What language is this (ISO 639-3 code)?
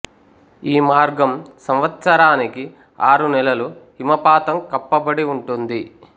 tel